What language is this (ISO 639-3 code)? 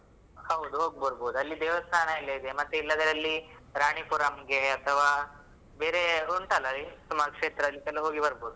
kan